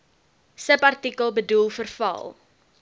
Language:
Afrikaans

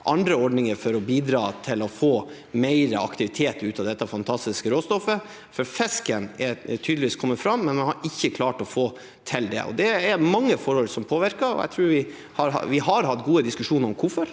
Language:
Norwegian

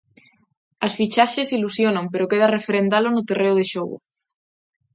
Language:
Galician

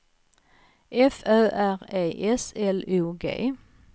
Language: Swedish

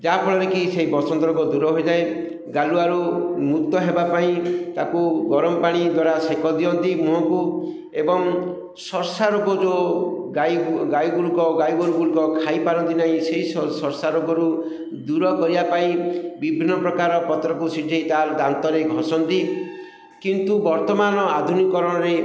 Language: Odia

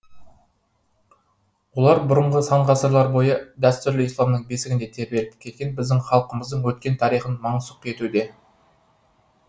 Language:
Kazakh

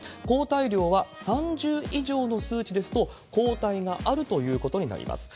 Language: Japanese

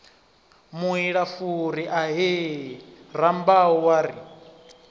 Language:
Venda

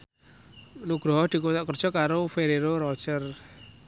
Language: Javanese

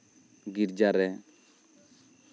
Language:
Santali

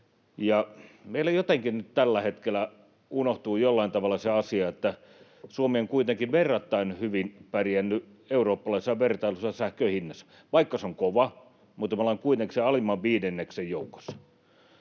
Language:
Finnish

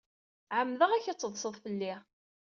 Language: Kabyle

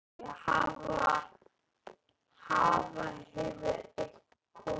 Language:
Icelandic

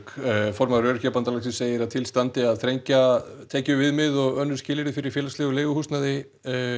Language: Icelandic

